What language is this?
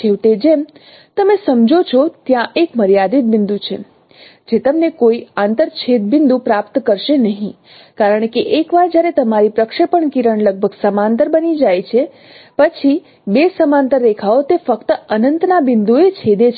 Gujarati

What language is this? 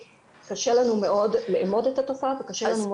Hebrew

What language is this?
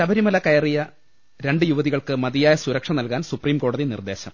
Malayalam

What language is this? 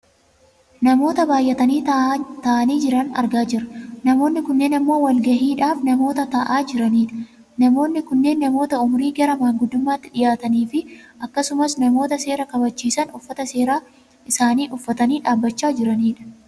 Oromo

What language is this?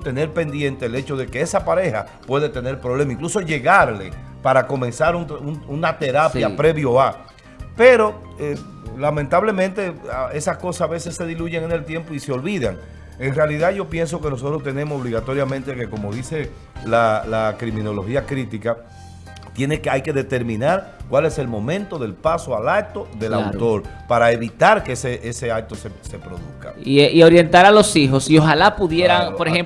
Spanish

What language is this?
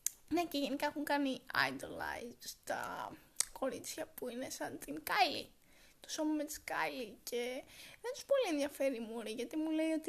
Greek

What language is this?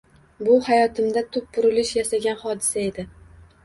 Uzbek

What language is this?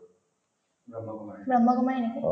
Assamese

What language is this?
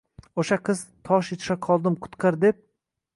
Uzbek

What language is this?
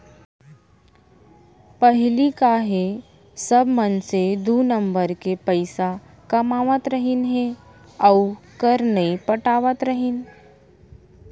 Chhattisgarhi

